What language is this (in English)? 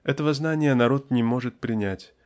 Russian